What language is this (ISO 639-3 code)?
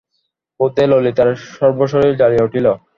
ben